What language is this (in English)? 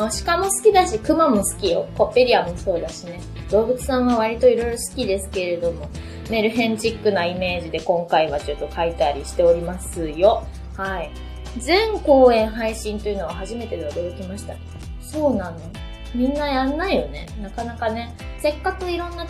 Japanese